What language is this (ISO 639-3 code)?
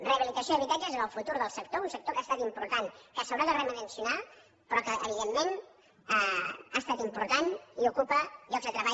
cat